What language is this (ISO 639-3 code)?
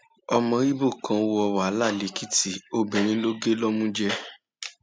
yor